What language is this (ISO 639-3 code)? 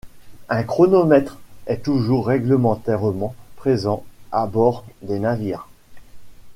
fra